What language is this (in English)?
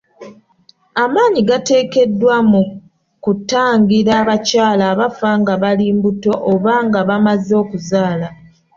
Ganda